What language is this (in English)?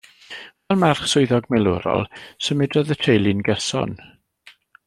Welsh